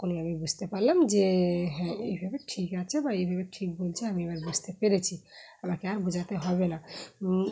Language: Bangla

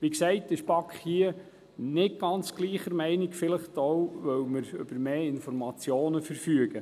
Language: Swiss German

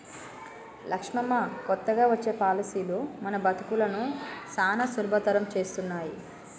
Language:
Telugu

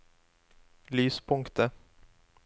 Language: Norwegian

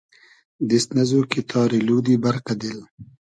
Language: Hazaragi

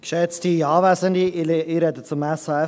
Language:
Swiss German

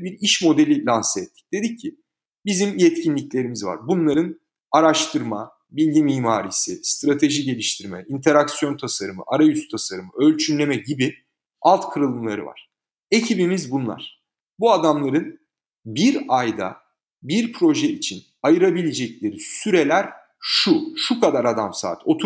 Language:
Turkish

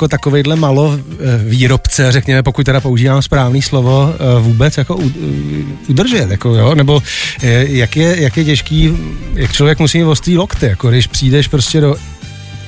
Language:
Czech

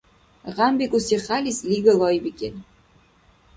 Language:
Dargwa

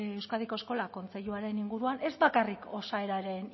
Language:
Basque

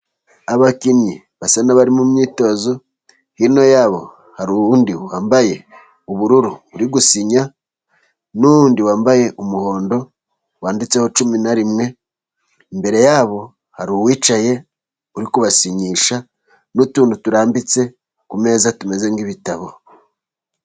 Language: Kinyarwanda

